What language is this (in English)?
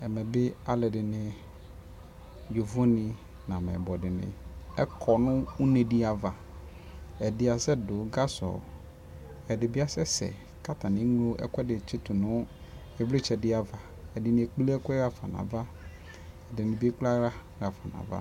Ikposo